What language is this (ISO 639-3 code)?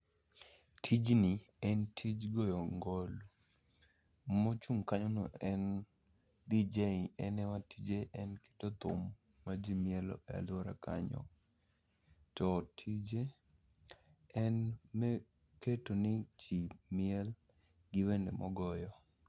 luo